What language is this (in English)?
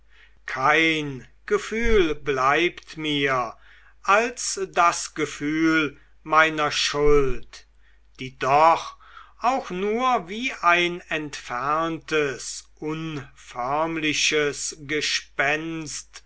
German